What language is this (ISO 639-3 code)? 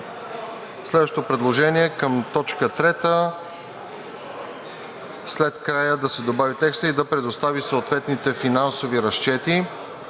bul